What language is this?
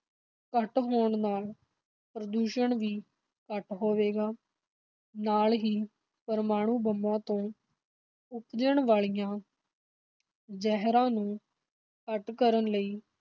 Punjabi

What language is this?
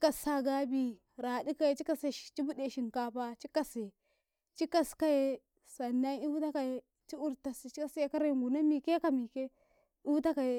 Karekare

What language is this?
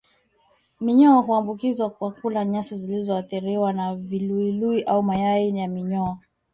Swahili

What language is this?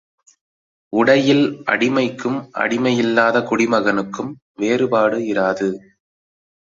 Tamil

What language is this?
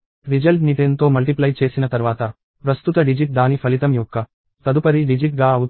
Telugu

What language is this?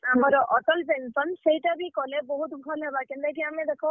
Odia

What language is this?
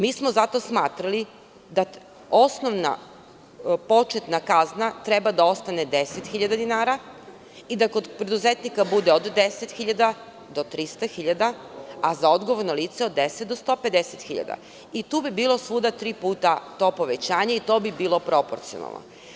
Serbian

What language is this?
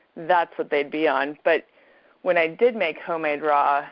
English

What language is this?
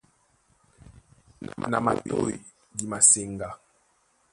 Duala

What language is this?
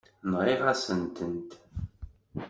Kabyle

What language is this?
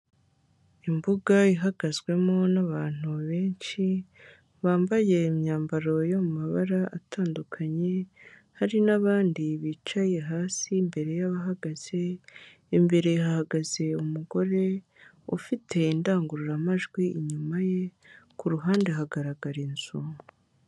Kinyarwanda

